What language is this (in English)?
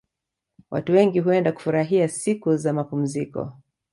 Swahili